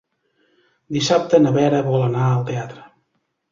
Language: Catalan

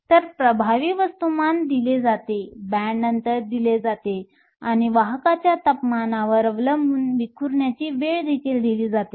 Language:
Marathi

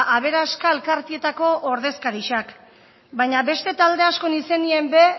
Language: Basque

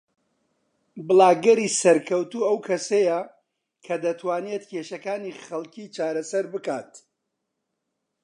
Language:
Central Kurdish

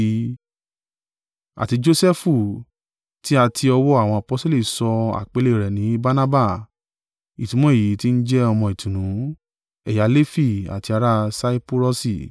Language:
Yoruba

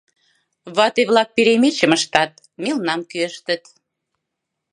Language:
Mari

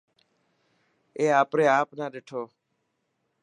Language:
Dhatki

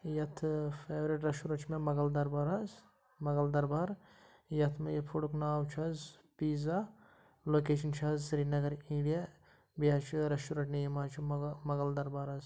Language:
Kashmiri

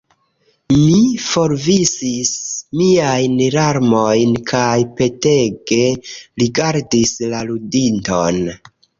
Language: Esperanto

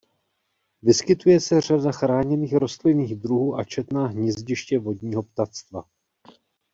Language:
Czech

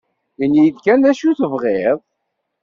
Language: Kabyle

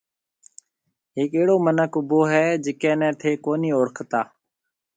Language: Marwari (Pakistan)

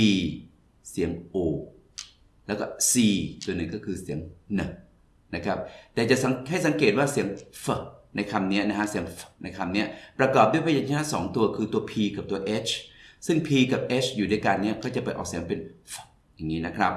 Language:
Thai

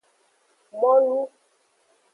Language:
Aja (Benin)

